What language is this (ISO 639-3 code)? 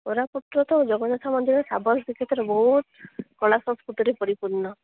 ori